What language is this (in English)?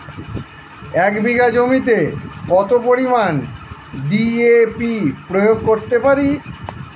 Bangla